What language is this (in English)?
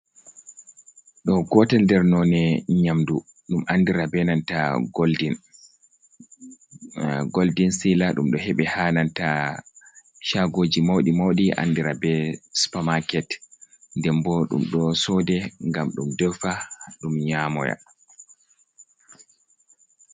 Fula